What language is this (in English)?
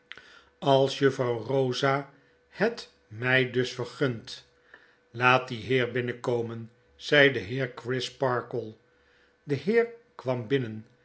Dutch